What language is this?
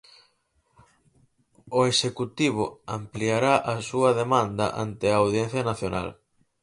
Galician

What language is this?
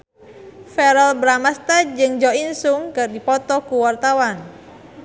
Sundanese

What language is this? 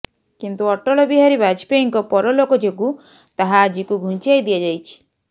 Odia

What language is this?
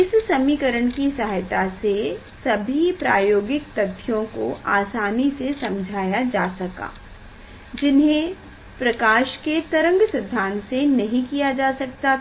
Hindi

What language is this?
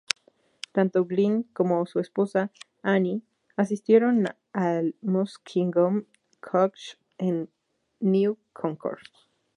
Spanish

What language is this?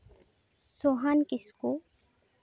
Santali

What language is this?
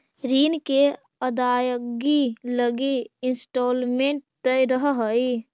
Magahi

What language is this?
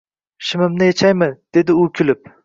Uzbek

